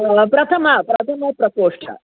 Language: Sanskrit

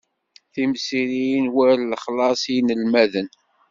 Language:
Kabyle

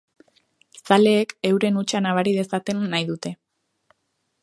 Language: Basque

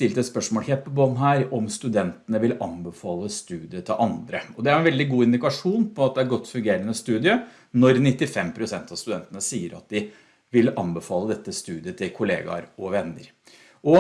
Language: Norwegian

